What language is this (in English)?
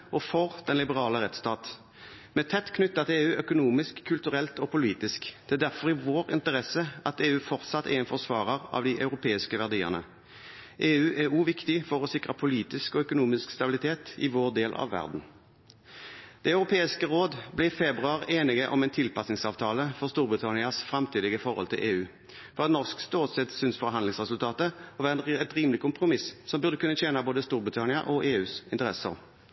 Norwegian Bokmål